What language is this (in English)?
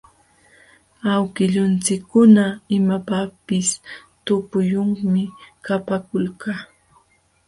Jauja Wanca Quechua